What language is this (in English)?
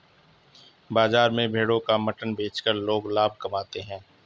Hindi